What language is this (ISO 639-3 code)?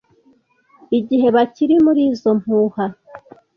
kin